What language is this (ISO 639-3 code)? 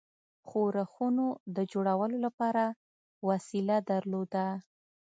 pus